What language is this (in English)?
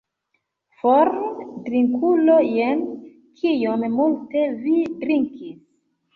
Esperanto